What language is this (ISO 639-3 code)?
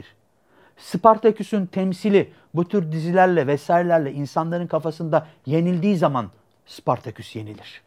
tur